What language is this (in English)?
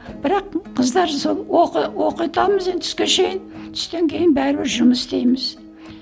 Kazakh